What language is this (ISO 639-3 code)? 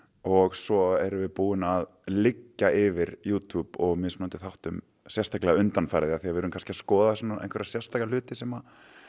isl